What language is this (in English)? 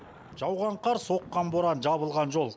Kazakh